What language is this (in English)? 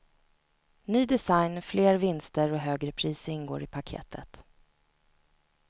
Swedish